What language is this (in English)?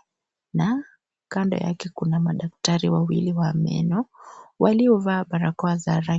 Swahili